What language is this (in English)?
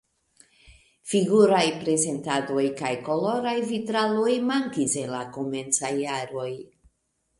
Esperanto